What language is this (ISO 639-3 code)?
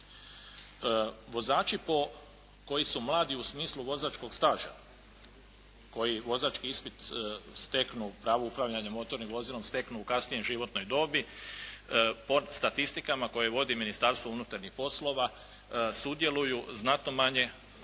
hrv